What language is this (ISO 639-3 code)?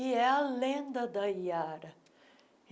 por